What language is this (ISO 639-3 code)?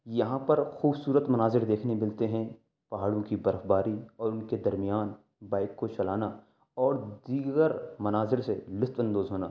urd